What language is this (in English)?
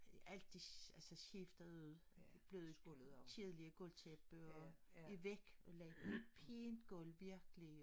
Danish